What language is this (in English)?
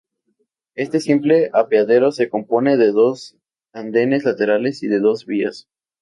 Spanish